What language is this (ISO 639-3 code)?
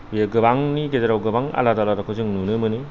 brx